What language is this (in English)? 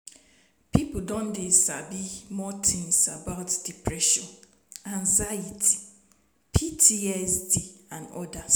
Nigerian Pidgin